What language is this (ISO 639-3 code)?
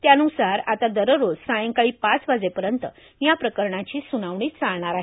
mar